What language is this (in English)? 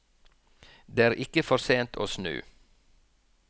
Norwegian